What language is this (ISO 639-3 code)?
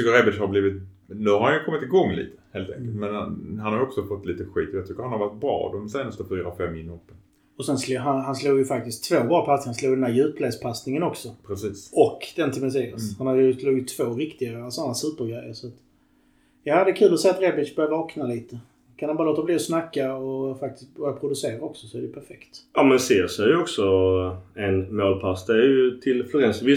swe